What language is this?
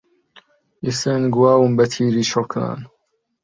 Central Kurdish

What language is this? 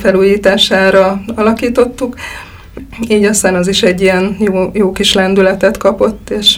Hungarian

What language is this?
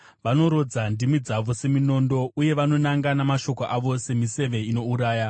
Shona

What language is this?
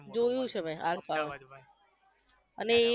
Gujarati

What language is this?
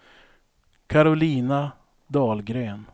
Swedish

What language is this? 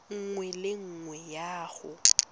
Tswana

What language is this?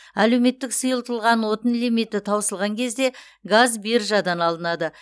Kazakh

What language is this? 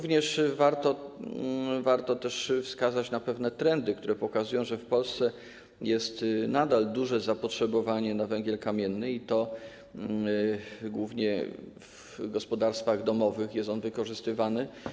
Polish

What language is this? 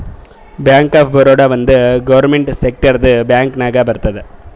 Kannada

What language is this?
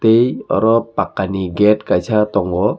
Kok Borok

